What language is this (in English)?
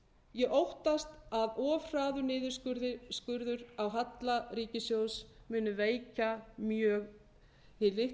Icelandic